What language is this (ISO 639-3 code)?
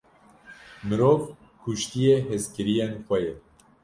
kur